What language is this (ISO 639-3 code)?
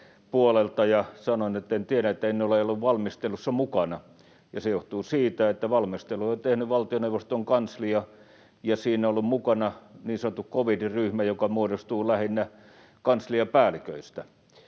fin